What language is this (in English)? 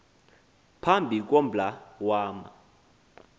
Xhosa